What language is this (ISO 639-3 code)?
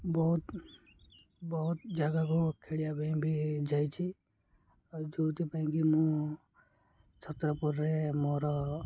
ori